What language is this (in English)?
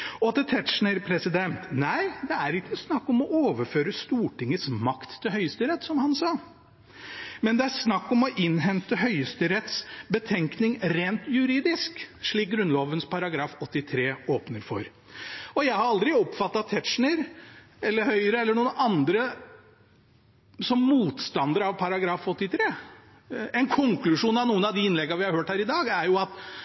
Norwegian Bokmål